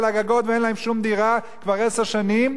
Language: Hebrew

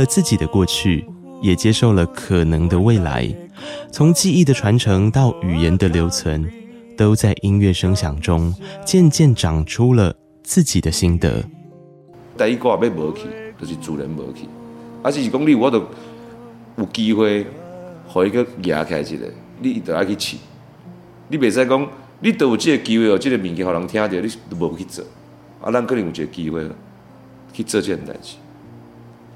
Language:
Chinese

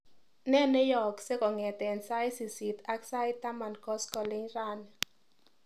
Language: Kalenjin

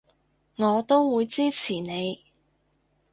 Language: Cantonese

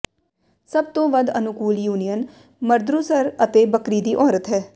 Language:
Punjabi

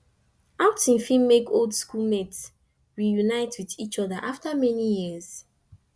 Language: Nigerian Pidgin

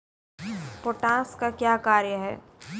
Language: Maithili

